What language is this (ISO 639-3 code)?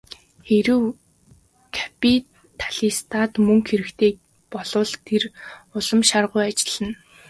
mon